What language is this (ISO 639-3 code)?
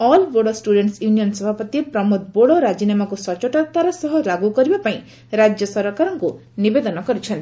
ori